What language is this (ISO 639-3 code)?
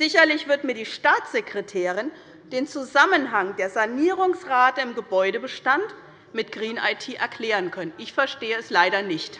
deu